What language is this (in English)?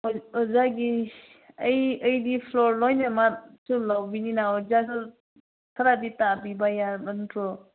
Manipuri